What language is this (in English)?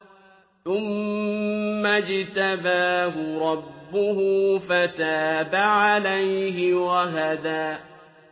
Arabic